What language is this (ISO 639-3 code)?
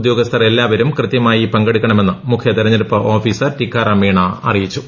mal